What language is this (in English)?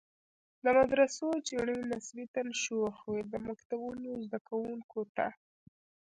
Pashto